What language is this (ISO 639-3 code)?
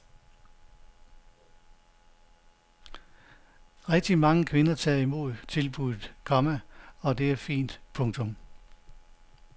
dan